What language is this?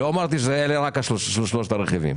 Hebrew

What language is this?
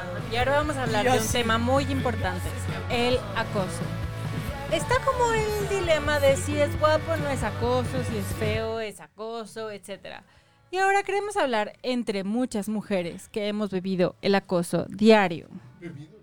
Spanish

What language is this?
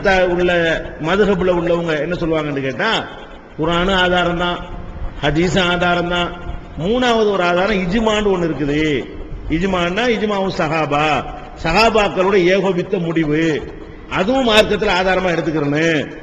Indonesian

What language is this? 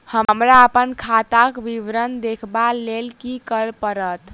Maithili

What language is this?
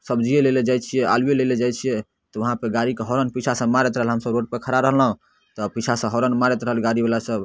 Maithili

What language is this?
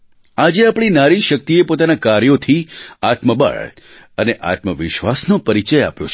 Gujarati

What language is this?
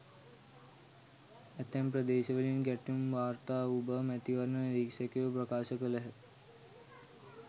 Sinhala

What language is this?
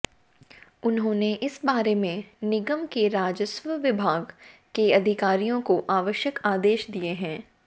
Hindi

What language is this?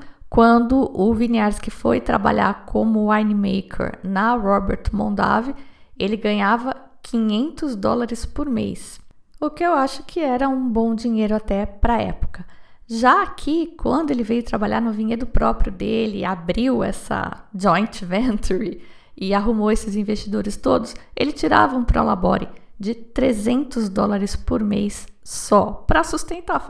Portuguese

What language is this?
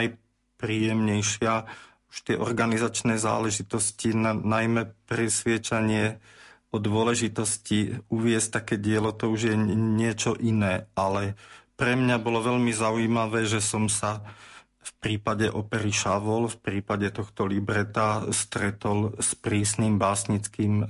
Slovak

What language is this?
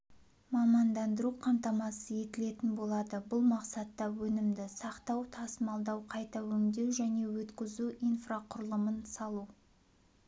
Kazakh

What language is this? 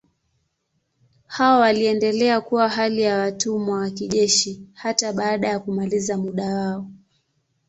Swahili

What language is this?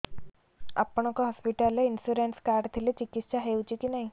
Odia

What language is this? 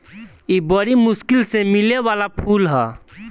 Bhojpuri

